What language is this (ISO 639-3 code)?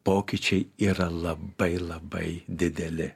lit